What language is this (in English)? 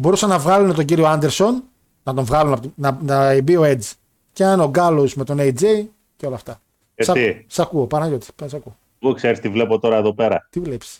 Greek